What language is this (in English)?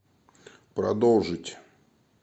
Russian